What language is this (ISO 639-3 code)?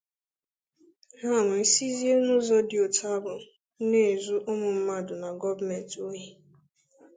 ibo